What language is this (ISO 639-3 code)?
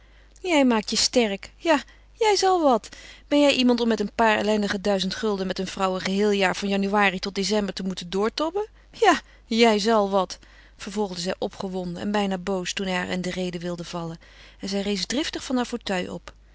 nld